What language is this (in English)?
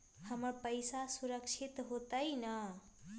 Magahi